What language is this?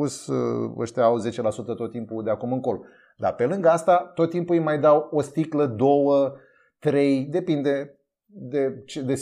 Romanian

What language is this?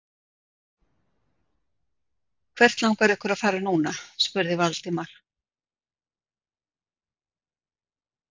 Icelandic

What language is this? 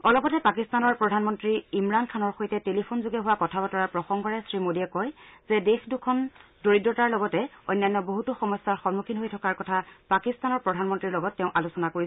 Assamese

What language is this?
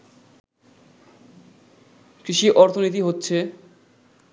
Bangla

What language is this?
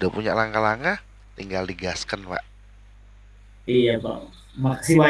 Indonesian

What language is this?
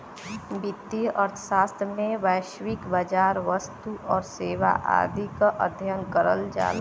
Bhojpuri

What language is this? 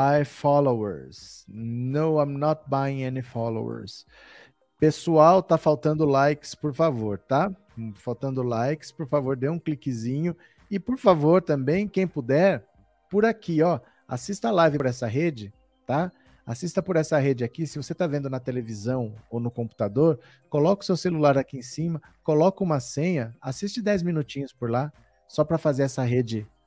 Portuguese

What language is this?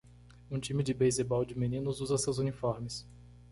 Portuguese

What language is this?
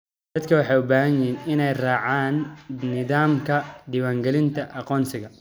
Somali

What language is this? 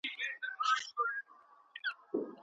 Pashto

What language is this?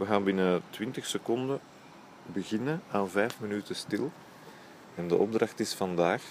Dutch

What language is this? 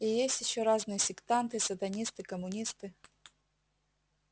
Russian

